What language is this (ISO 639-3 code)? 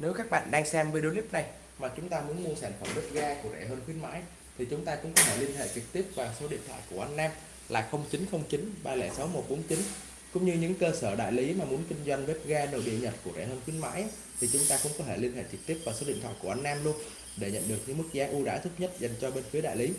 vie